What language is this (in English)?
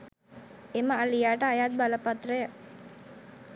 Sinhala